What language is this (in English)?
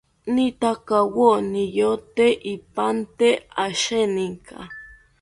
South Ucayali Ashéninka